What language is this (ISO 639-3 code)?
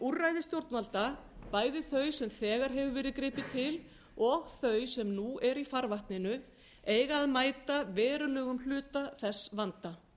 isl